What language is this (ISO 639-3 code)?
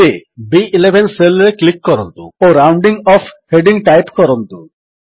ori